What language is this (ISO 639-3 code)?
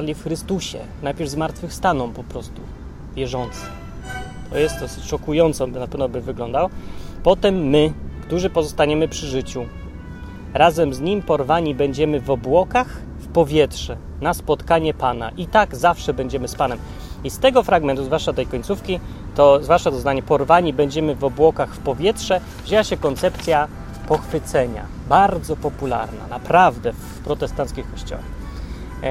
pol